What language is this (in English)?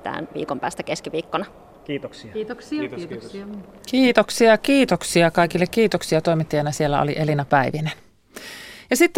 Finnish